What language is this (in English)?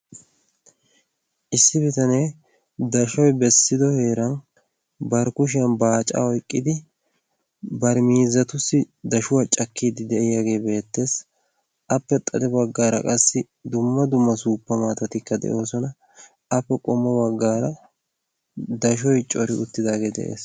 Wolaytta